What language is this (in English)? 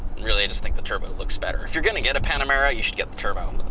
English